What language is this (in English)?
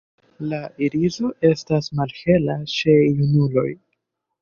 Esperanto